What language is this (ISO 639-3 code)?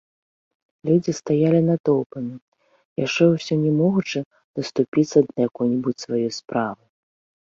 bel